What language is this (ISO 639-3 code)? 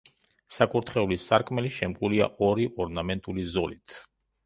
kat